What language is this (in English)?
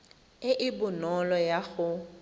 Tswana